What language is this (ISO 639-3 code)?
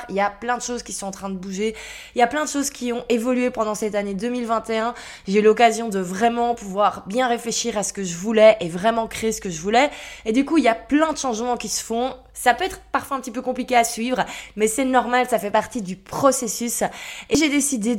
fra